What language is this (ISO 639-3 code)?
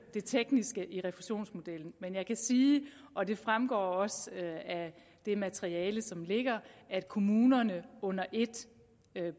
dan